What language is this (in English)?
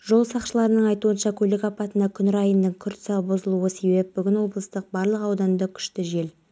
Kazakh